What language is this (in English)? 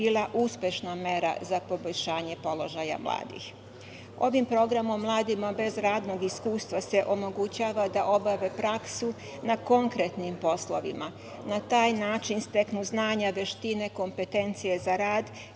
Serbian